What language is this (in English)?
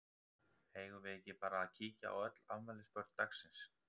Icelandic